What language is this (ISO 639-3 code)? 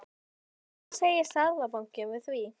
isl